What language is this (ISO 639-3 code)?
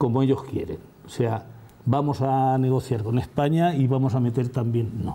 spa